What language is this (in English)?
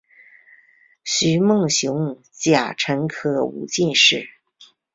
Chinese